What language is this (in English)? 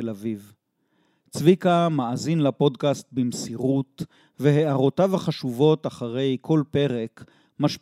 Hebrew